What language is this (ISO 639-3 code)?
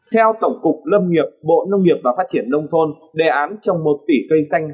vie